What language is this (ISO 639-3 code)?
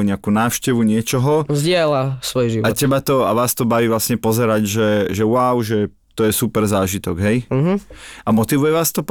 slk